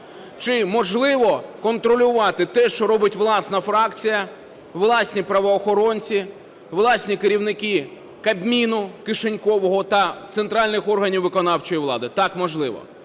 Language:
Ukrainian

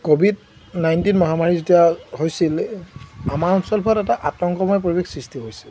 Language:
Assamese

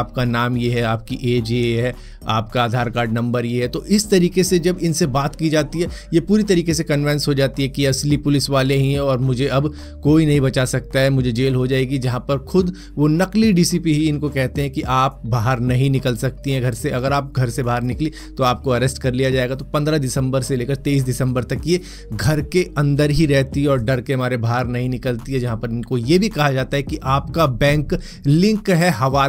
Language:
Hindi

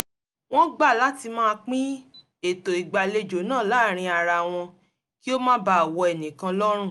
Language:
Yoruba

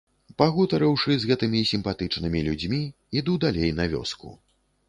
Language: Belarusian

